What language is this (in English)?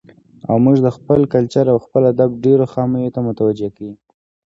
Pashto